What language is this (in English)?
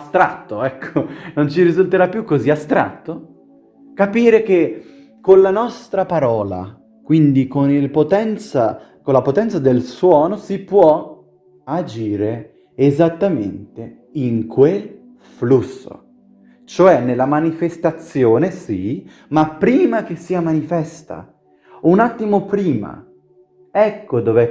Italian